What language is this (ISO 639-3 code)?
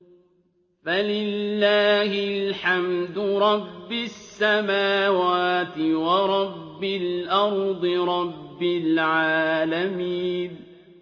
ara